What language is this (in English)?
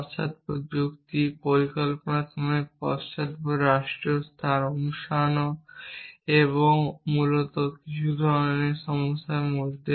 Bangla